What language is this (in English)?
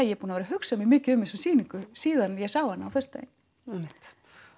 Icelandic